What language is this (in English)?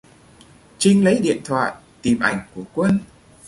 Vietnamese